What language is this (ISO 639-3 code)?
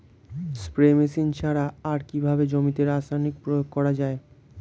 ben